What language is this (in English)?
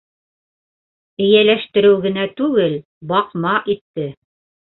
Bashkir